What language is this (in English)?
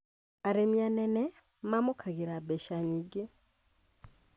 Kikuyu